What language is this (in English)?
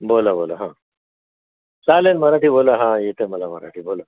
Marathi